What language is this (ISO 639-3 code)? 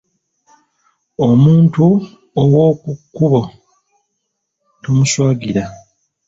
lug